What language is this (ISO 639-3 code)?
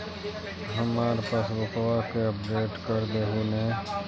mag